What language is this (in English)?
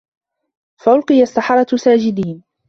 Arabic